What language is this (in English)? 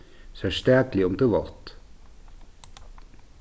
Faroese